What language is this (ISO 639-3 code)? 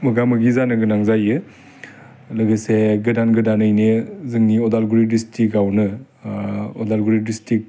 brx